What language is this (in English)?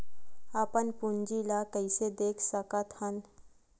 Chhattisgarhi